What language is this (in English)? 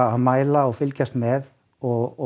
Icelandic